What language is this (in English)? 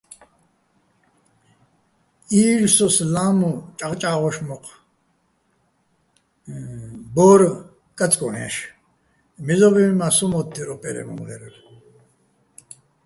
Bats